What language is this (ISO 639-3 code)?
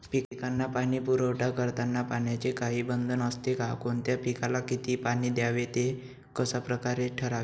mar